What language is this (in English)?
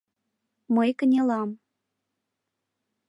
Mari